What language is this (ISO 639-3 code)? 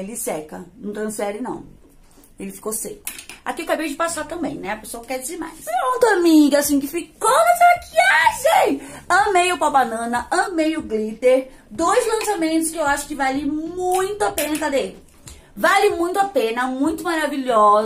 por